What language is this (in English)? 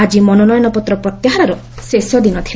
Odia